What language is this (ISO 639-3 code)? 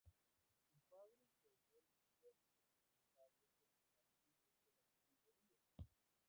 spa